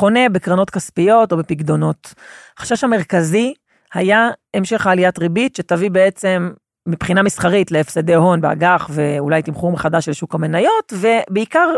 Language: Hebrew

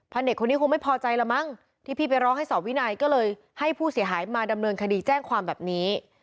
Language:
Thai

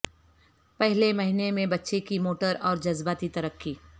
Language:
Urdu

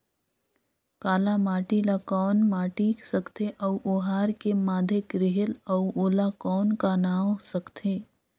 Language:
Chhattisgarhi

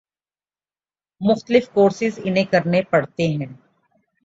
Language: Urdu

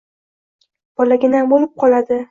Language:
Uzbek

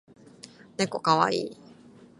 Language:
Japanese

